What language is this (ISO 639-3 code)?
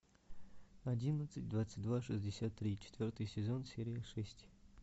rus